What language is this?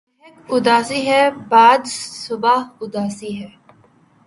Urdu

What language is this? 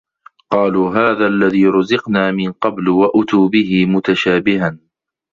Arabic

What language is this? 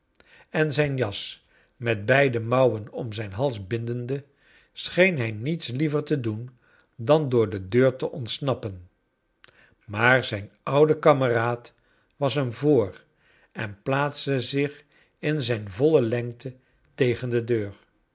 Dutch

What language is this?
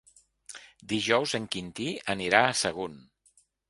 Catalan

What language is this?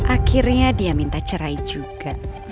Indonesian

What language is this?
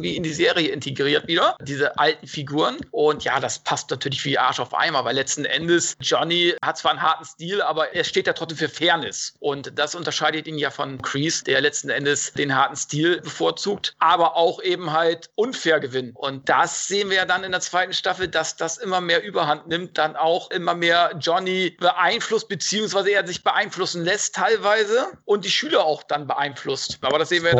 German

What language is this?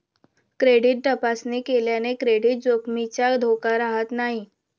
Marathi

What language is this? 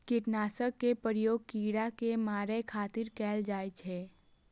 Maithili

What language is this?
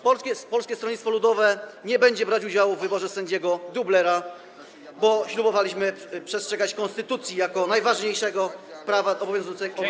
Polish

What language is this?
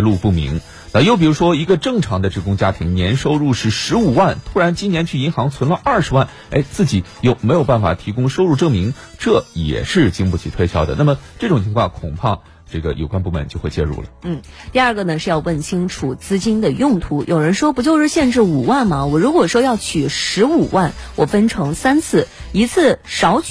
Chinese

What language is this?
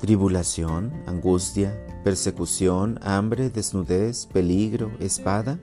Spanish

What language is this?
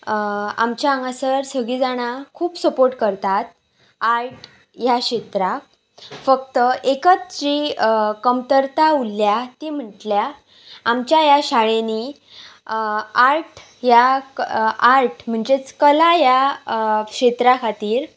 Konkani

